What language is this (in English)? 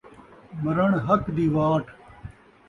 Saraiki